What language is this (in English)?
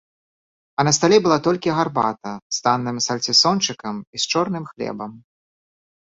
Belarusian